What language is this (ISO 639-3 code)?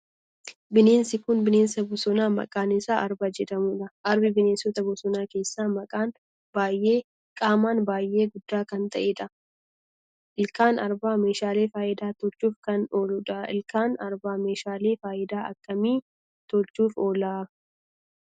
orm